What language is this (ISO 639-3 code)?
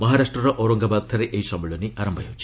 ori